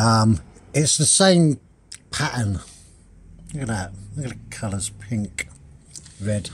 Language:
English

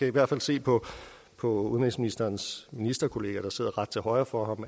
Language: Danish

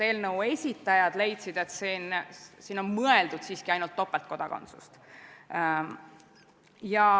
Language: Estonian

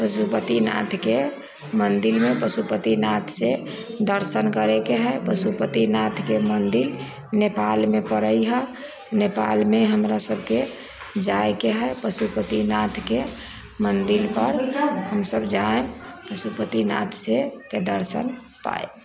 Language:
Maithili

